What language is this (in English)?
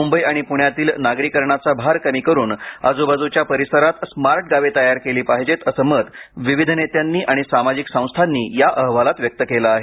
Marathi